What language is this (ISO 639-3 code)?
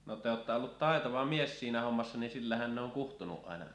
fin